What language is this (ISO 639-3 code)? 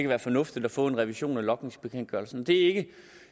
dan